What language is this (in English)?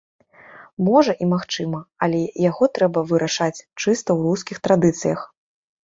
Belarusian